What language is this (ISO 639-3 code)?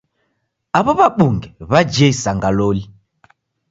dav